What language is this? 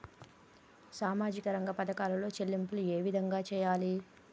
Telugu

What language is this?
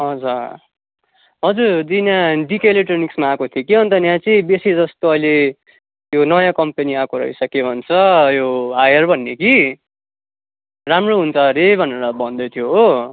Nepali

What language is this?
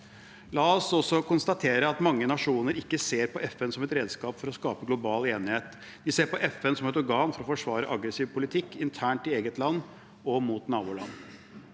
Norwegian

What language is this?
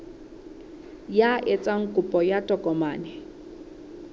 Southern Sotho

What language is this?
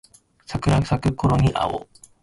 Japanese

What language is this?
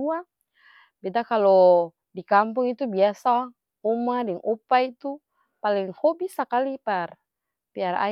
Ambonese Malay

